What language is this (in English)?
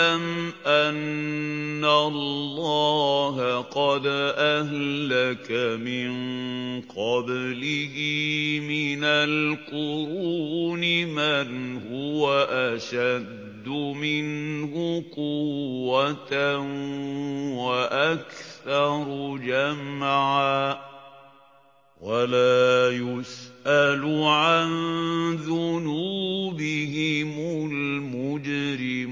Arabic